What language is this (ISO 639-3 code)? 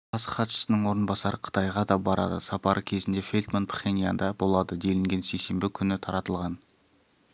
kaz